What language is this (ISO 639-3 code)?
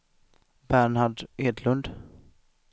swe